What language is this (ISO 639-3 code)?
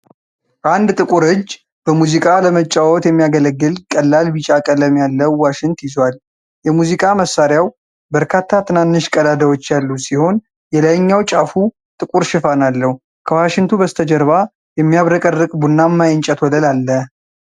amh